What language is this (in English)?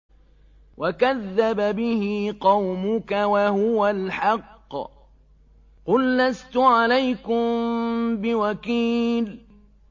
Arabic